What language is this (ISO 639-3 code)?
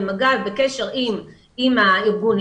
heb